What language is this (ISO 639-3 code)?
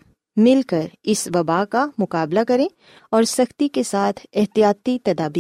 urd